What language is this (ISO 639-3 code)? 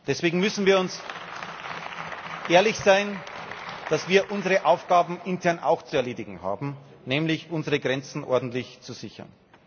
deu